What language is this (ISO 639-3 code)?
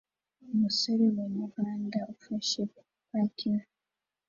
kin